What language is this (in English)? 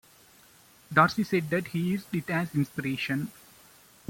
English